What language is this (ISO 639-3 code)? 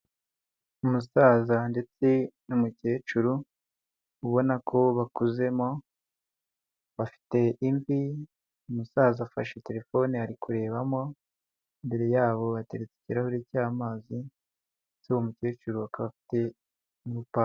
kin